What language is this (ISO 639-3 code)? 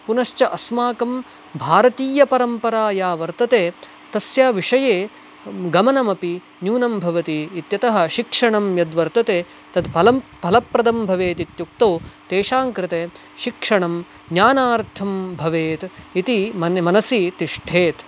san